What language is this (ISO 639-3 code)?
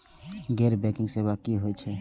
mai